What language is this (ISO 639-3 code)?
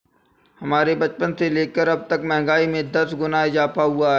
hin